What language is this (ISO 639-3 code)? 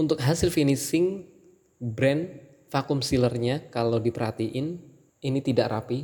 ind